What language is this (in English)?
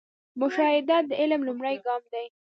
Pashto